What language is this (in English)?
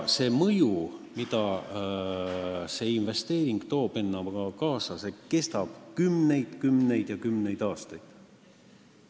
Estonian